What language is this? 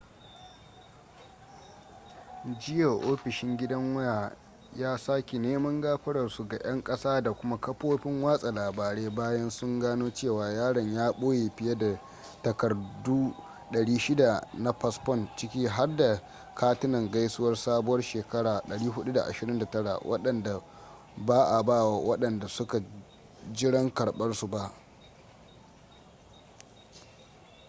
Hausa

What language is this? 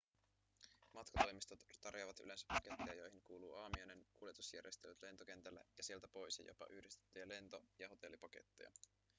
Finnish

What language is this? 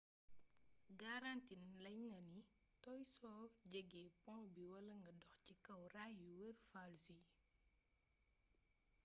Wolof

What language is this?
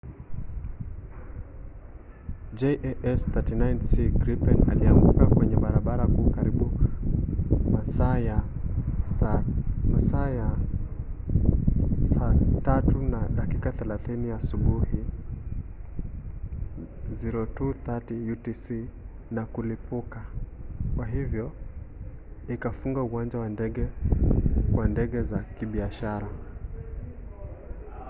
Swahili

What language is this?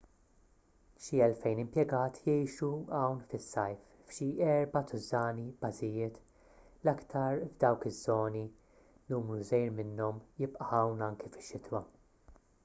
Maltese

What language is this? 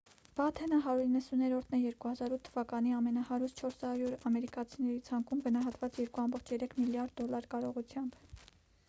Armenian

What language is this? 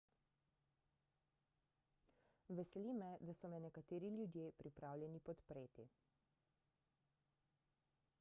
Slovenian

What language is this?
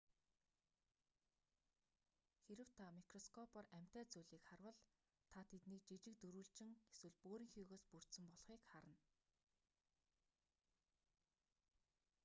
Mongolian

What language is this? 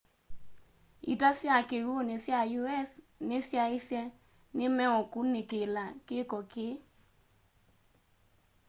Kamba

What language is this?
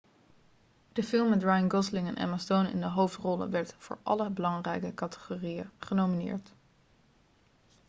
Dutch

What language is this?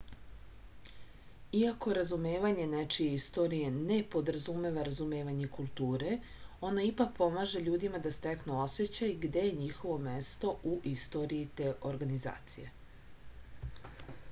Serbian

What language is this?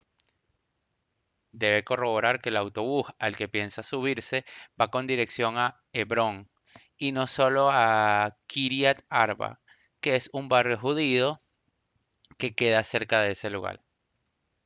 Spanish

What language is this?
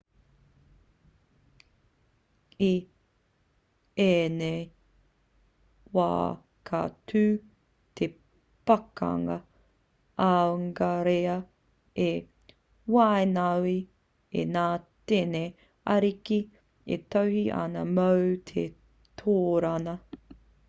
Māori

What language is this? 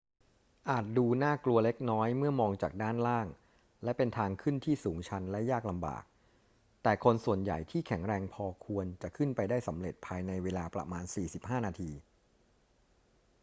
Thai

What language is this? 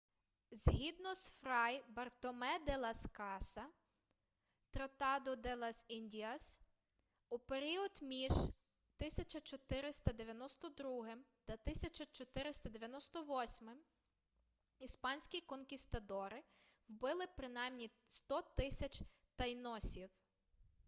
Ukrainian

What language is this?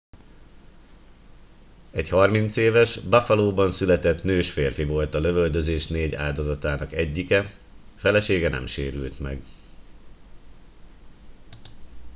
Hungarian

